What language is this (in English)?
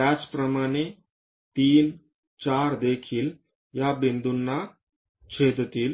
Marathi